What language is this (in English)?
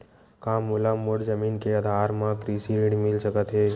Chhattisgarhi